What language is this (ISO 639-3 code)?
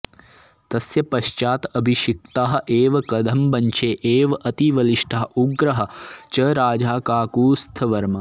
san